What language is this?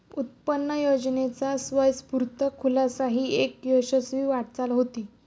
Marathi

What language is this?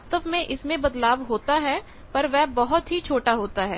Hindi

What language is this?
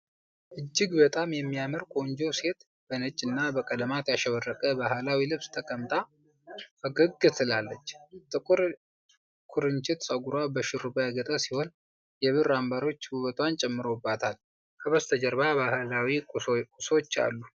Amharic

